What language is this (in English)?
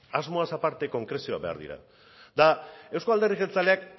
Basque